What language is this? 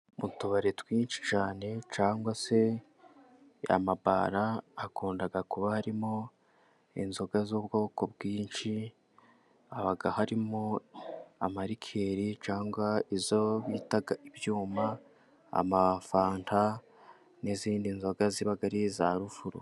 Kinyarwanda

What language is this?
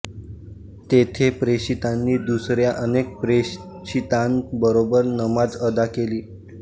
Marathi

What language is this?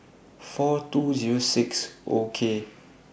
English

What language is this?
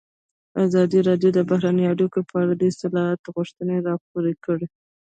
Pashto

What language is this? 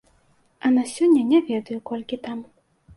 Belarusian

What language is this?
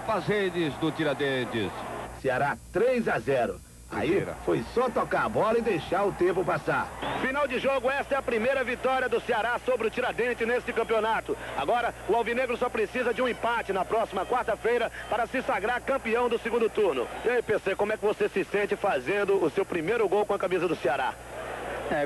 Portuguese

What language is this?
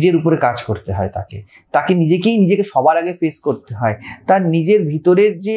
Hindi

